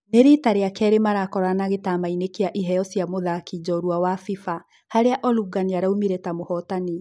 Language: Kikuyu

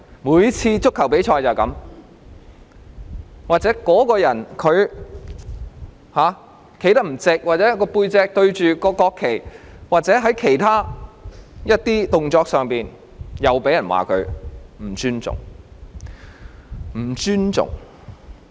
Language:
Cantonese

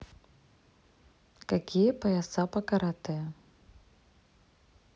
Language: Russian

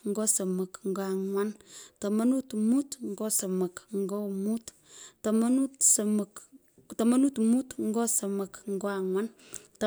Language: Pökoot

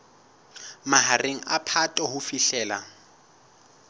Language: Southern Sotho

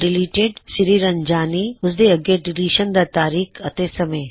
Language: Punjabi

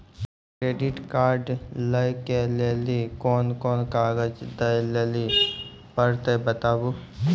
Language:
Maithili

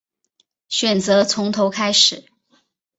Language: Chinese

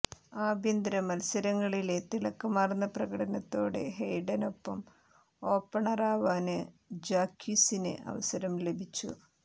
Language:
Malayalam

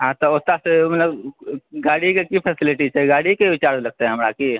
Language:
Maithili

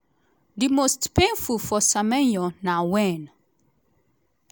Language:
Nigerian Pidgin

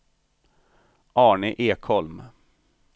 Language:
Swedish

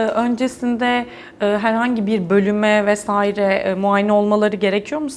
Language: Turkish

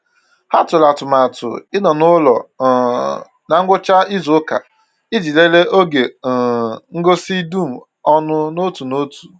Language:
Igbo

